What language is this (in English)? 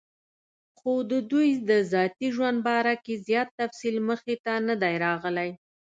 Pashto